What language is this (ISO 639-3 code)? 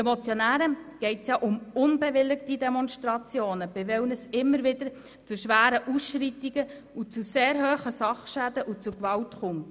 gsw